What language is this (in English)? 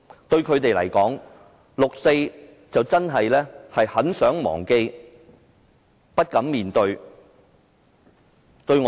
Cantonese